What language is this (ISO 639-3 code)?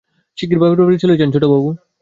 ben